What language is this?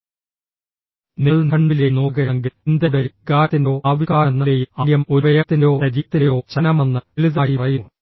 Malayalam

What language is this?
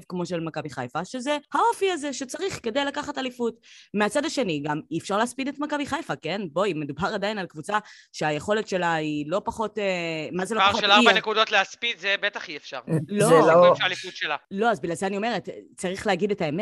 Hebrew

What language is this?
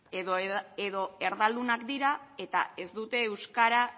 Basque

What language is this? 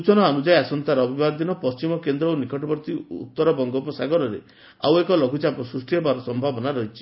Odia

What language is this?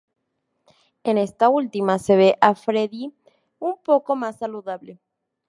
Spanish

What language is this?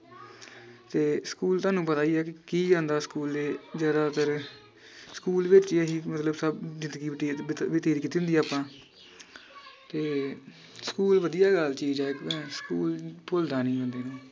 Punjabi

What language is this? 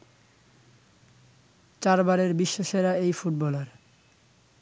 Bangla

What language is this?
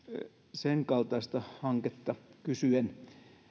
Finnish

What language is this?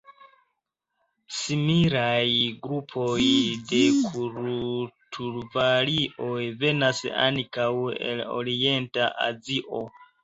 Esperanto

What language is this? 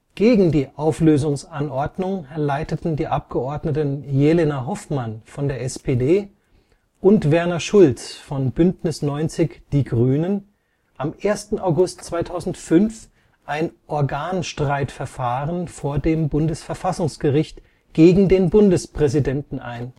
German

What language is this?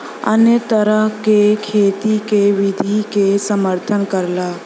Bhojpuri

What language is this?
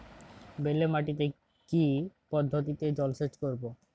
Bangla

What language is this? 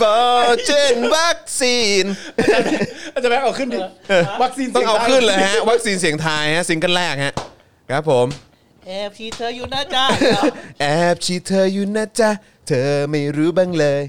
Thai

